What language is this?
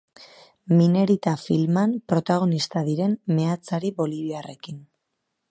Basque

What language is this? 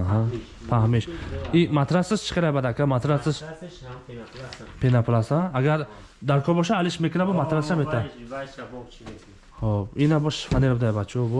Turkish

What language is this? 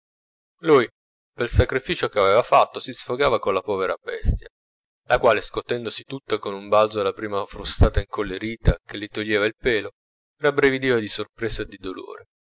Italian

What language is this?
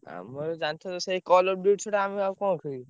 Odia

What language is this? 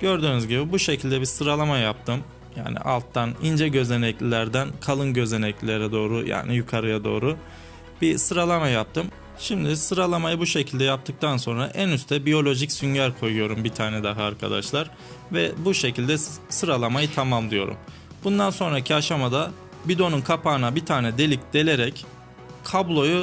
Turkish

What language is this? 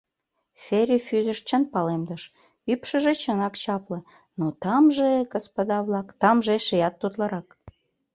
Mari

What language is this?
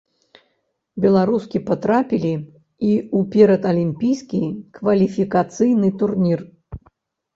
Belarusian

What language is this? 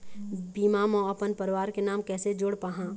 Chhattisgarhi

